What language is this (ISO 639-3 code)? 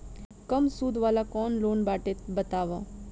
bho